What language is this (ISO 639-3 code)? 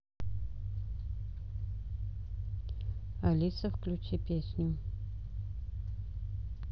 rus